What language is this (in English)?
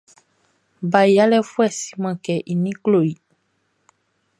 Baoulé